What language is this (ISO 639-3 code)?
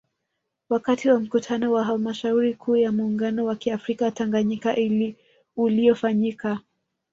swa